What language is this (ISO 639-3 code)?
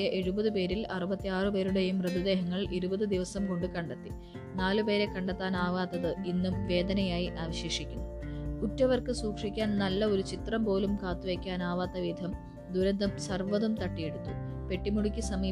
mal